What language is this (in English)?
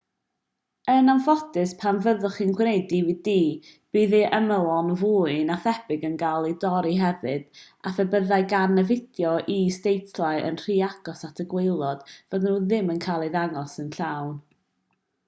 Welsh